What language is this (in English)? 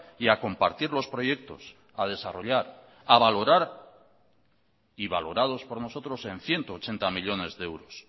Spanish